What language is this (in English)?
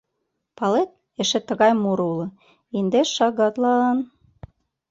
Mari